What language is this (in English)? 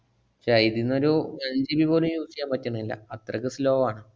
Malayalam